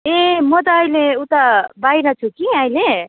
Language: Nepali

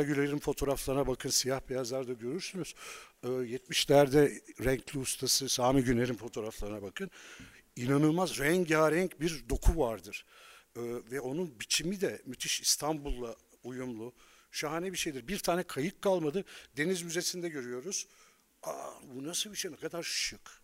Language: Turkish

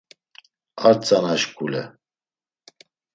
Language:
Laz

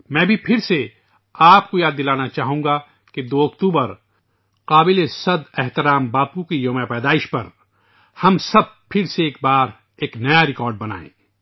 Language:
Urdu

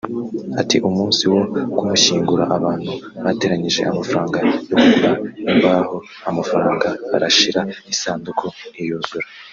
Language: Kinyarwanda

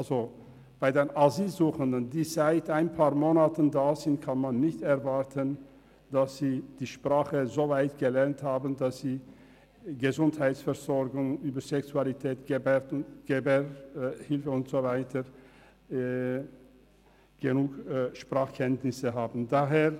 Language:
Swiss German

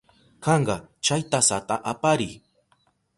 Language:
Southern Pastaza Quechua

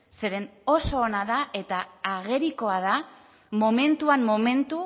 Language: Basque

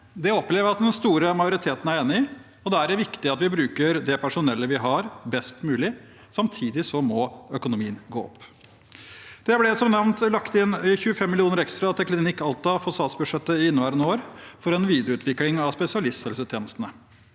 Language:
Norwegian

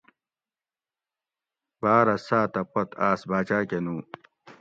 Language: Gawri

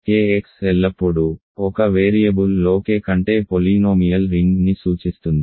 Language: Telugu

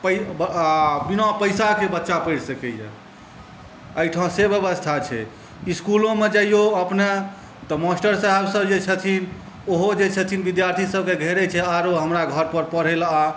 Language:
Maithili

